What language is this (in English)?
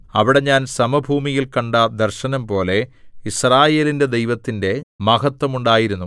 Malayalam